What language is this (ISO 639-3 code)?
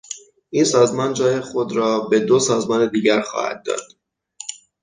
fas